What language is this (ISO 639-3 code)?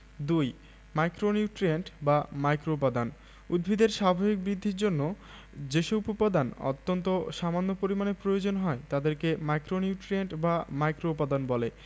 ben